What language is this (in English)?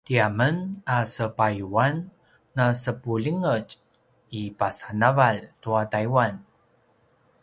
Paiwan